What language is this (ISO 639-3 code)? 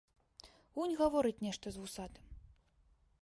bel